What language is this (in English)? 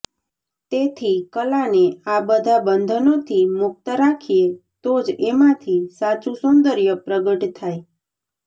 Gujarati